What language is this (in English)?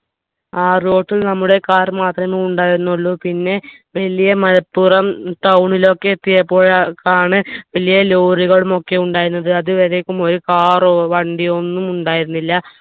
Malayalam